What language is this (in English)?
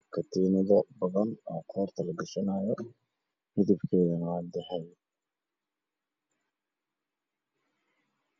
Somali